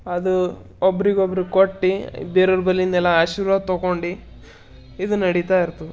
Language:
Kannada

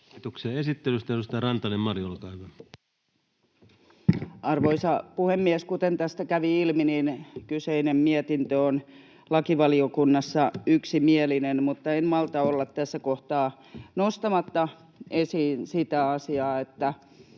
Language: Finnish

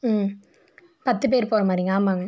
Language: Tamil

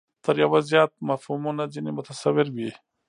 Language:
Pashto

